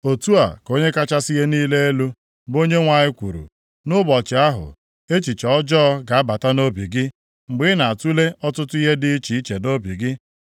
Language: Igbo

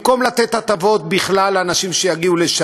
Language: Hebrew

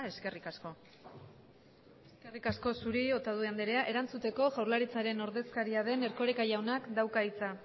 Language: Basque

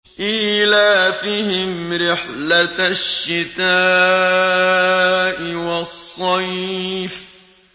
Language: Arabic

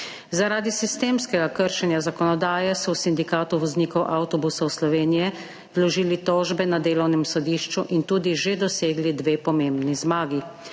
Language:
Slovenian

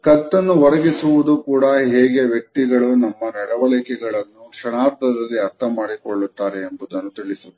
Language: Kannada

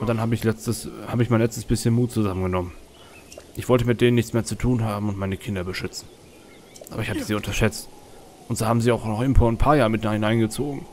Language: German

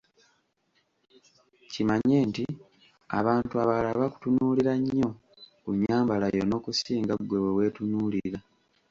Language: Ganda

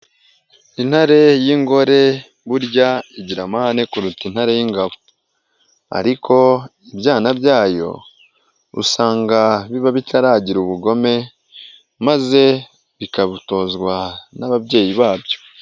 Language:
Kinyarwanda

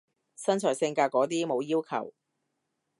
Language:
Cantonese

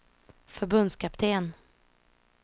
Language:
Swedish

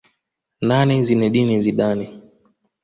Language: Swahili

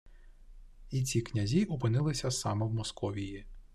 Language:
Ukrainian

